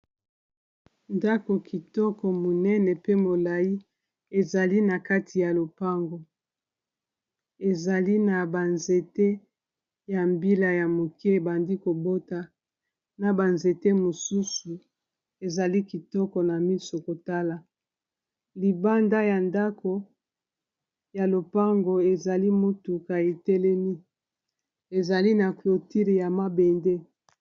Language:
Lingala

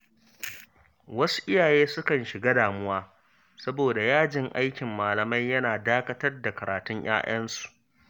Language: Hausa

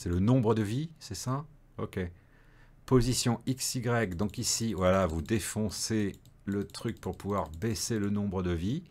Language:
French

